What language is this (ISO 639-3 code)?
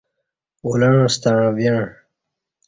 bsh